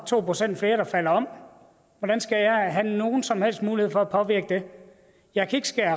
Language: Danish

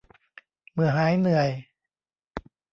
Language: Thai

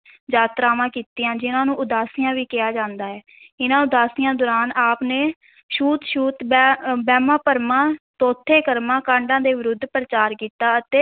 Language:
Punjabi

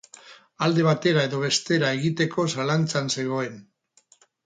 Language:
Basque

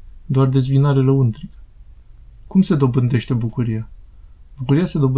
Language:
Romanian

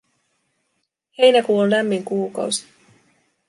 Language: Finnish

